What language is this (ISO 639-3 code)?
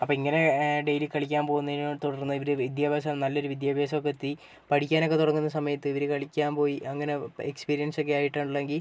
mal